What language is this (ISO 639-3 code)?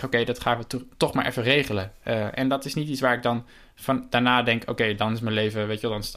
nld